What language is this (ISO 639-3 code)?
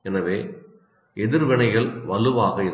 tam